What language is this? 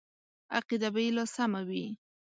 Pashto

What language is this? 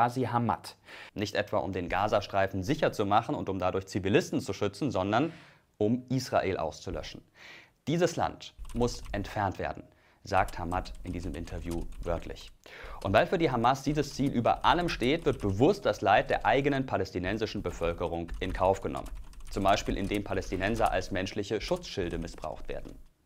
German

